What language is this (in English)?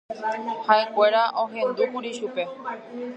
Guarani